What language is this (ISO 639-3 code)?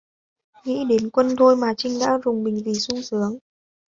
vie